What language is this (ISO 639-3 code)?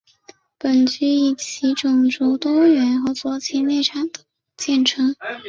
zho